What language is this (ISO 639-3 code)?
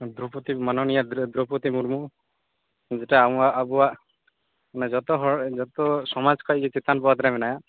sat